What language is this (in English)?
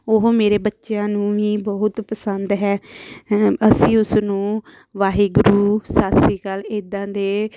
Punjabi